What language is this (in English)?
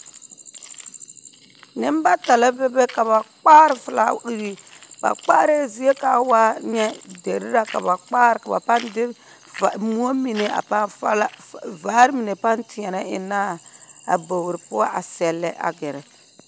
Southern Dagaare